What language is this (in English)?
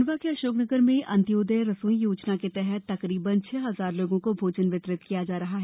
Hindi